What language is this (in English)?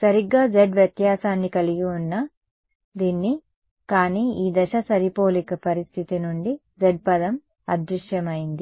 Telugu